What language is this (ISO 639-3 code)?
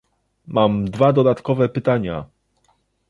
pol